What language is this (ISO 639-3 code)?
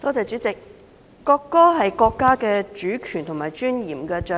yue